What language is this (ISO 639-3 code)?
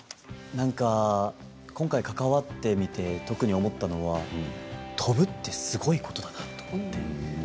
jpn